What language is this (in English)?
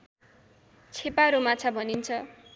Nepali